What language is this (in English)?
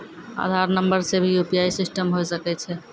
Maithili